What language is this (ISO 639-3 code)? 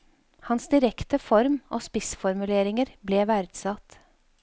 nor